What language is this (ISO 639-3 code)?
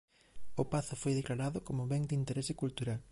glg